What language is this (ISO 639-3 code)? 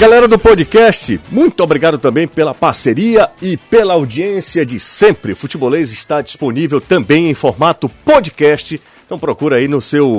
por